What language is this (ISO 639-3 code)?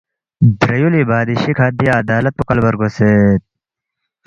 bft